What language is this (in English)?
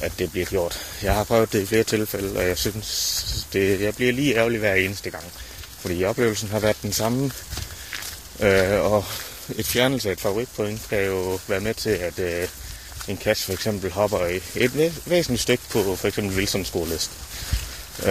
Danish